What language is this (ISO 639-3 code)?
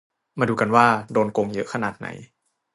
tha